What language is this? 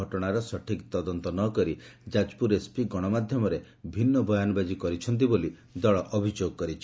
Odia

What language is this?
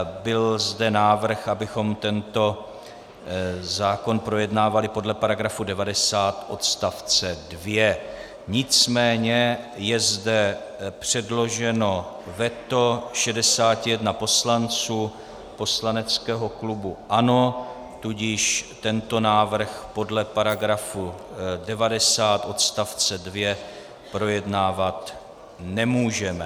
Czech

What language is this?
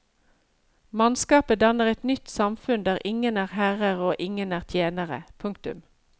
Norwegian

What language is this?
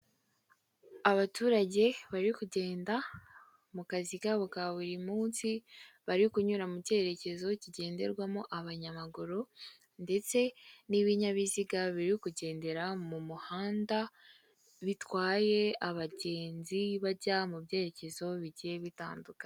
Kinyarwanda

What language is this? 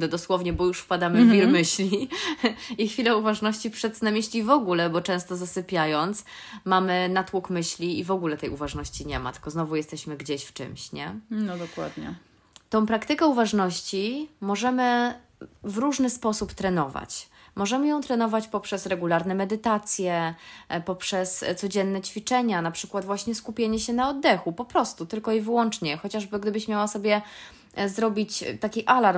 Polish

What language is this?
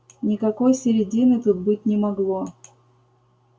Russian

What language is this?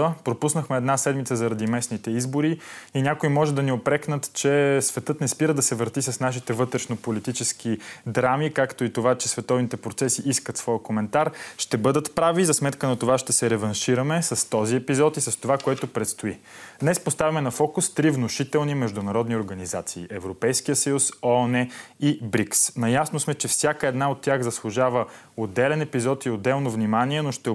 Bulgarian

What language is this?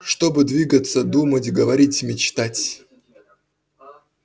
Russian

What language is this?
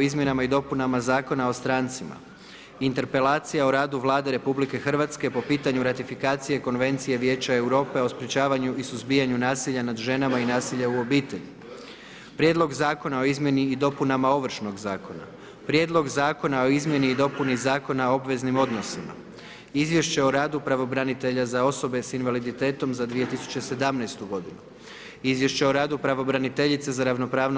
Croatian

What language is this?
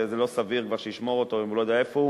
Hebrew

